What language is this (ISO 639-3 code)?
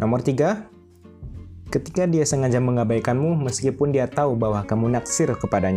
ind